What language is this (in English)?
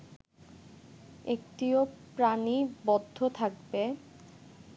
Bangla